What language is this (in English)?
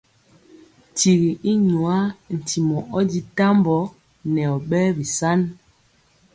Mpiemo